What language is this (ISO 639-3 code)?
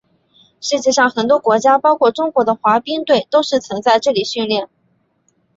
zho